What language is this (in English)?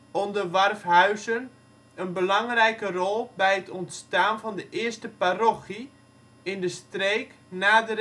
Dutch